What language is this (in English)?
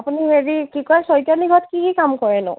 Assamese